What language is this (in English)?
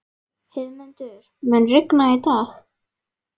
Icelandic